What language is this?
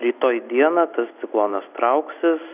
Lithuanian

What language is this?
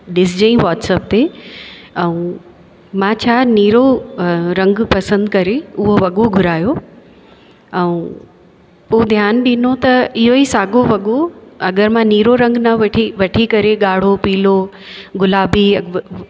Sindhi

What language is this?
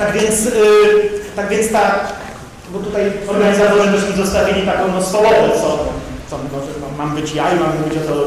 Polish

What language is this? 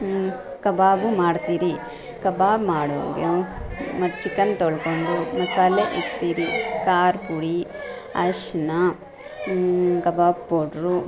Kannada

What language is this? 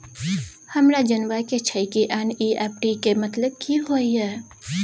Maithili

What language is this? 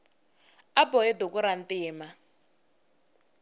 Tsonga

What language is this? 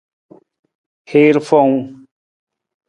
Nawdm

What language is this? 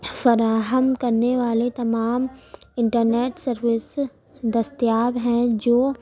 Urdu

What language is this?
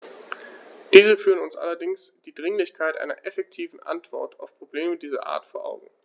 German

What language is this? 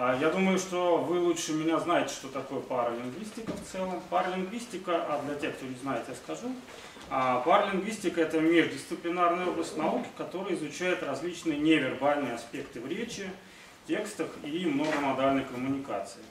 Russian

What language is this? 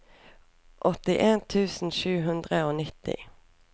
Norwegian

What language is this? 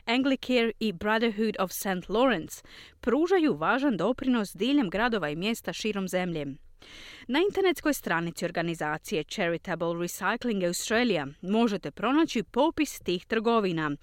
Croatian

